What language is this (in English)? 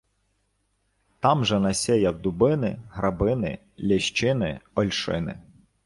Ukrainian